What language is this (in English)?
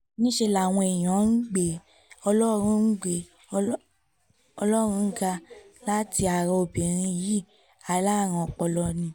Yoruba